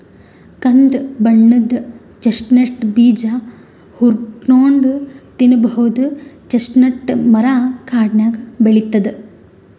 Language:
Kannada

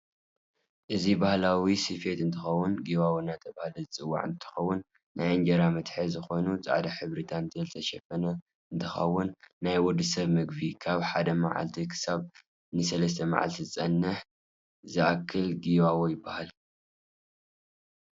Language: Tigrinya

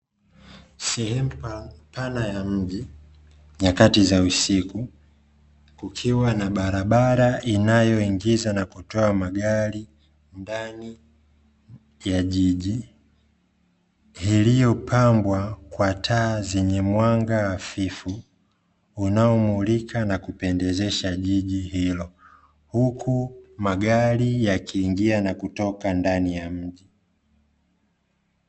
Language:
Swahili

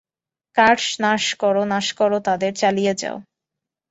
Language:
Bangla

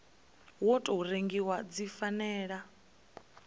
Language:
Venda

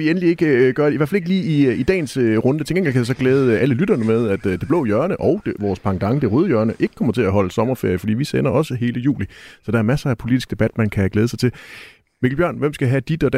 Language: Danish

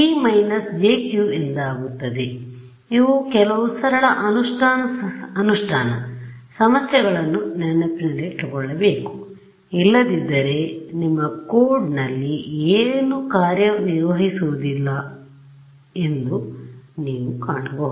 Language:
Kannada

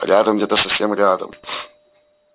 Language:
Russian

